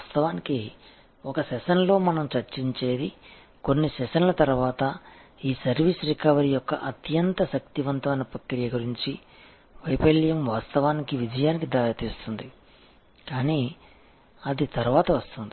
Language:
Telugu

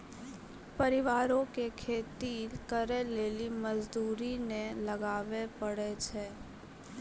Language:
Maithili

